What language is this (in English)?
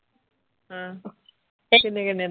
Punjabi